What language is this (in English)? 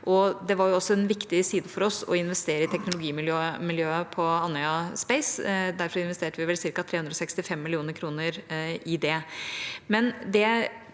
Norwegian